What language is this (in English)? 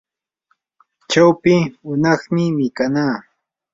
Yanahuanca Pasco Quechua